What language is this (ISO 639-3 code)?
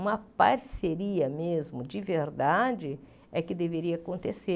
por